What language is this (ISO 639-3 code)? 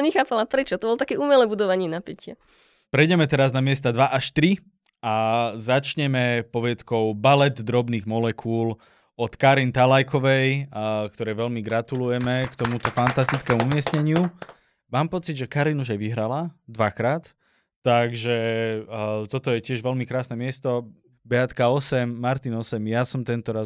slk